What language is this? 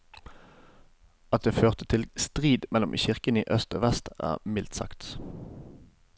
Norwegian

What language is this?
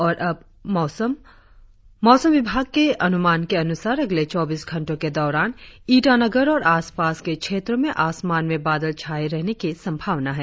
Hindi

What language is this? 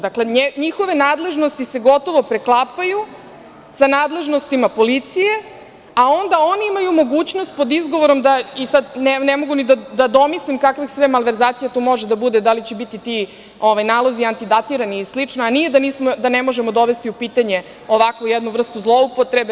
Serbian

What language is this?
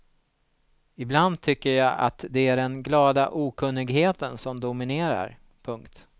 Swedish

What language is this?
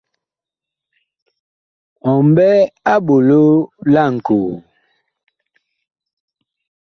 Bakoko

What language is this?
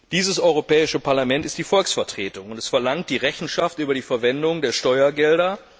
German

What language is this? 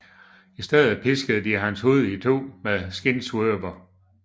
Danish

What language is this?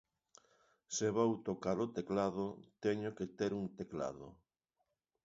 Galician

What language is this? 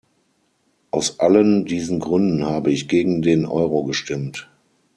German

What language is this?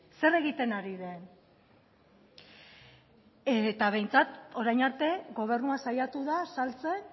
Basque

